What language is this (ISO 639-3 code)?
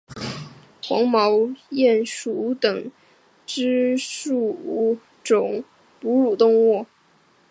zho